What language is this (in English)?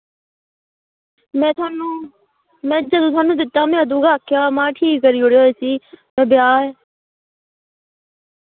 Dogri